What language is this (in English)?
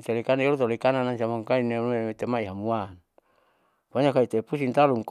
Saleman